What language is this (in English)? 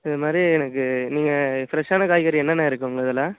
Tamil